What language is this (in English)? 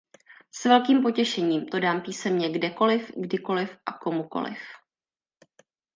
Czech